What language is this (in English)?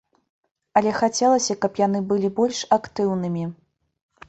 Belarusian